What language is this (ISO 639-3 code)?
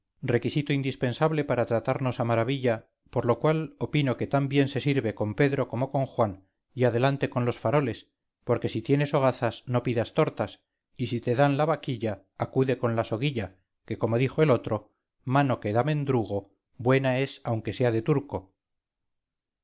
spa